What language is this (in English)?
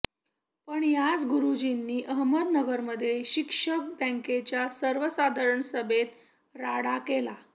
Marathi